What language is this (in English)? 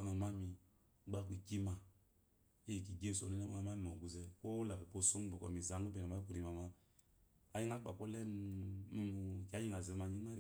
Eloyi